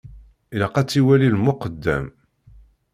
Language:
Kabyle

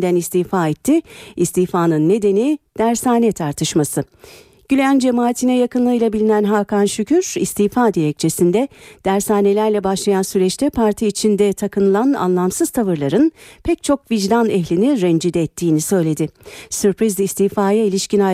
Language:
Turkish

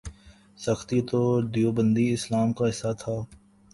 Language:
Urdu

